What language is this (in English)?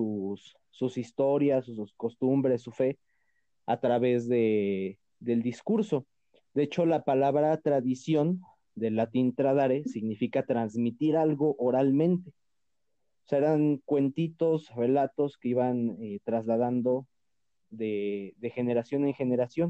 Spanish